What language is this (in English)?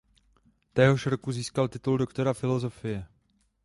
Czech